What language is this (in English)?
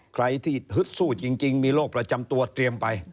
Thai